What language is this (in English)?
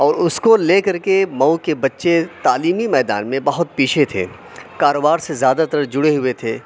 Urdu